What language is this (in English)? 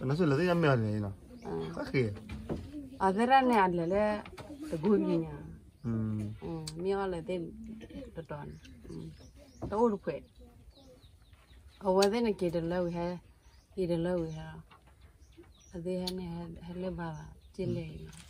Thai